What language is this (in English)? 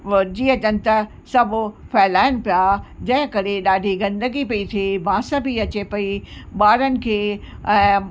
Sindhi